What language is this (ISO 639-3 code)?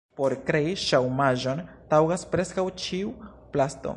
epo